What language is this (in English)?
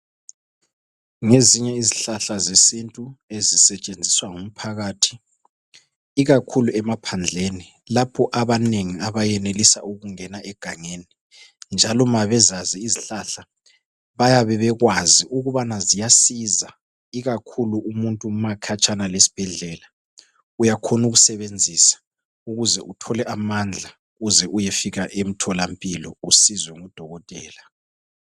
North Ndebele